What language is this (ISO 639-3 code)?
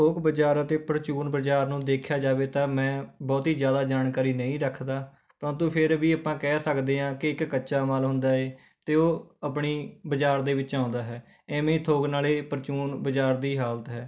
pan